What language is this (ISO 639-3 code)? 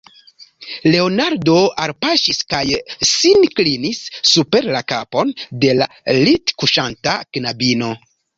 epo